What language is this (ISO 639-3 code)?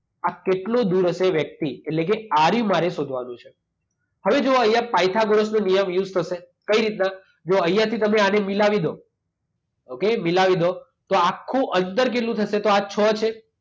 guj